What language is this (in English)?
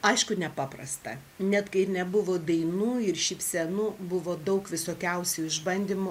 Lithuanian